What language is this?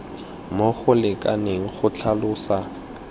Tswana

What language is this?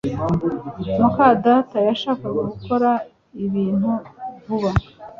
Kinyarwanda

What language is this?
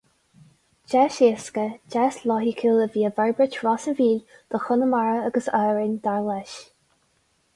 Irish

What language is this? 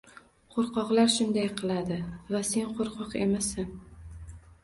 Uzbek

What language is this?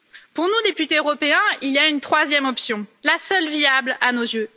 French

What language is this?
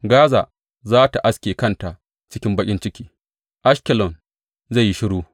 Hausa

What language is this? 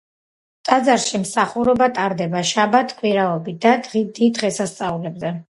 Georgian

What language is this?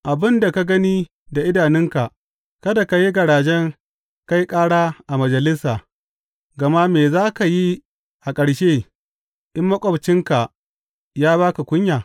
Hausa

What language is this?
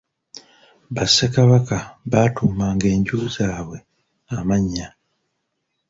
Ganda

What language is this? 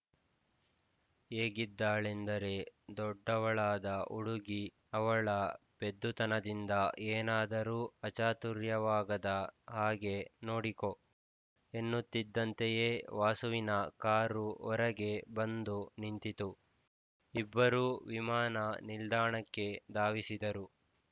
Kannada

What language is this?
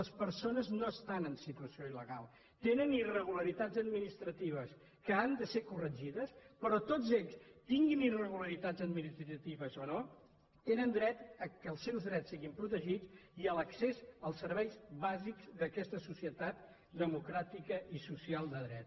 Catalan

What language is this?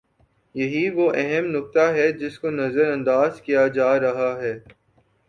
Urdu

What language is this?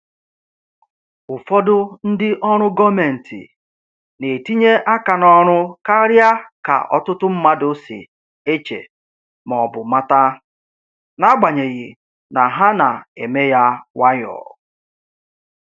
Igbo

